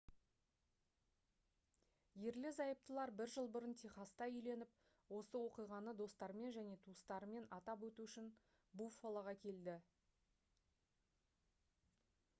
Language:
Kazakh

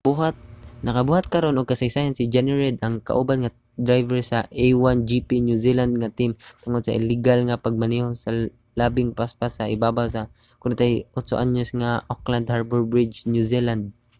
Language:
Cebuano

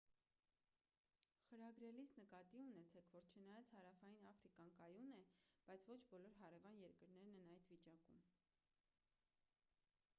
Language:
Armenian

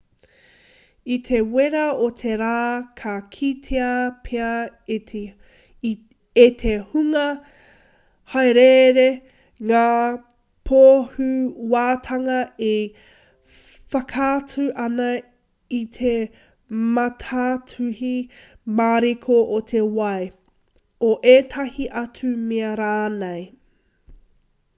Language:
Māori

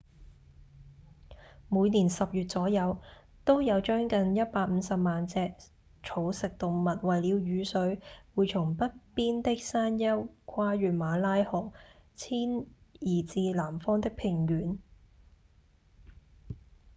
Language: Cantonese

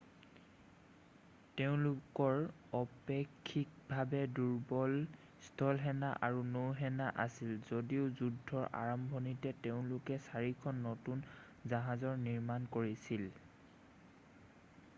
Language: Assamese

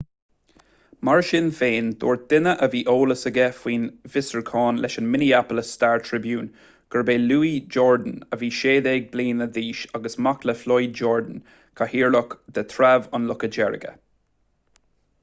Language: Irish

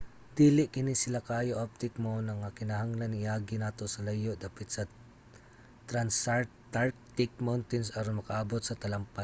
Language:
Cebuano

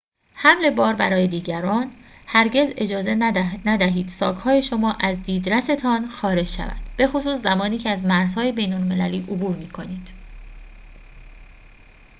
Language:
Persian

